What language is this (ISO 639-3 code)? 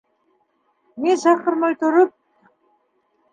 bak